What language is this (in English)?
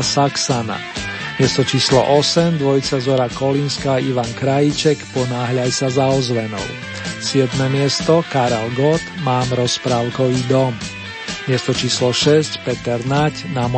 Slovak